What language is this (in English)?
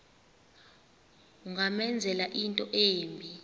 Xhosa